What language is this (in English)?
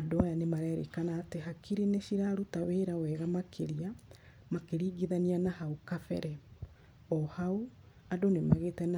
Kikuyu